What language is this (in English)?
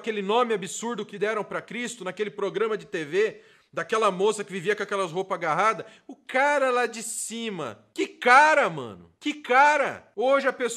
Portuguese